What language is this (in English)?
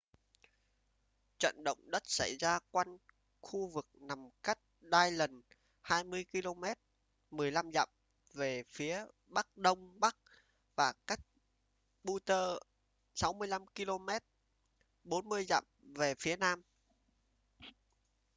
Vietnamese